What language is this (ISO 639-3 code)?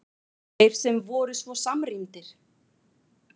isl